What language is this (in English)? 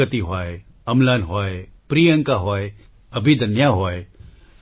Gujarati